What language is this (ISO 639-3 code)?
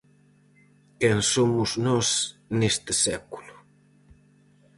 glg